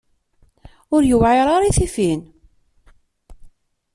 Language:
Kabyle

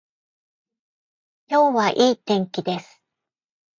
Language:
Japanese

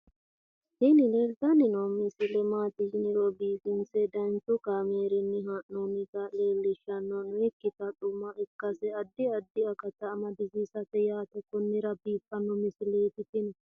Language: Sidamo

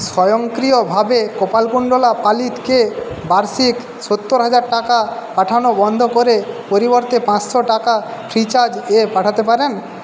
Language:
Bangla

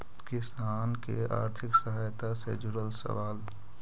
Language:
Magahi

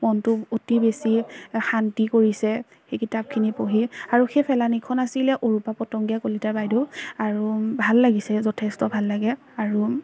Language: Assamese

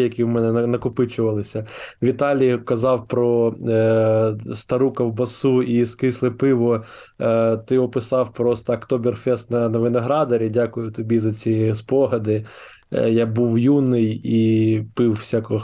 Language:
Ukrainian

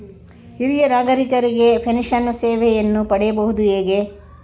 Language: Kannada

